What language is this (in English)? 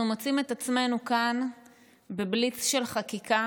Hebrew